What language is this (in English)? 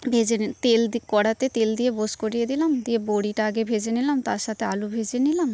Bangla